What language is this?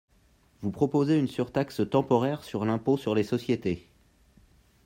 French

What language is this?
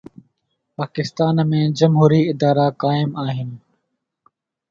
Sindhi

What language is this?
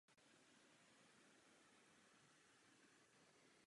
Czech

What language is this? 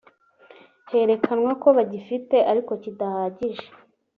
Kinyarwanda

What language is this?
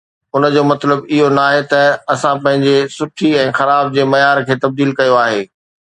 Sindhi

